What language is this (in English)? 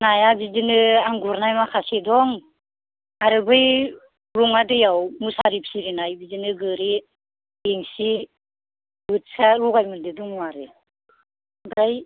Bodo